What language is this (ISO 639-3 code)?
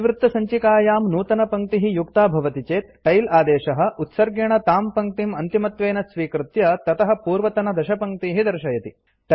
san